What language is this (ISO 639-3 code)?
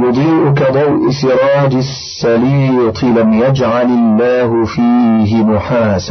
ara